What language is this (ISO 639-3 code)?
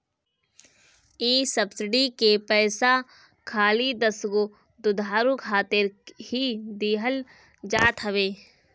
bho